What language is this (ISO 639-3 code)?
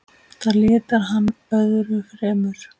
isl